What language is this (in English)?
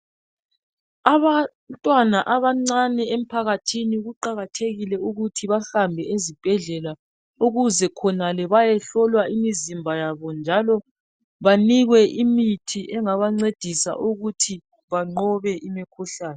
North Ndebele